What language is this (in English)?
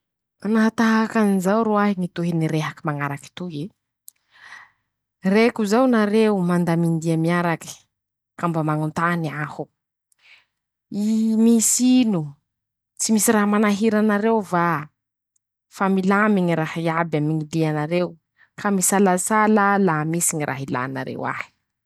Masikoro Malagasy